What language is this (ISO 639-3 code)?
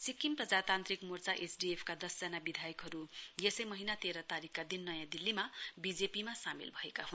nep